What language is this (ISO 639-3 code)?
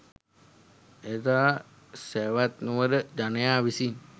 sin